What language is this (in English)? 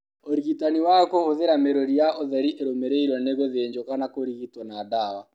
Kikuyu